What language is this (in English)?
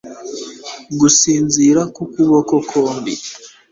Kinyarwanda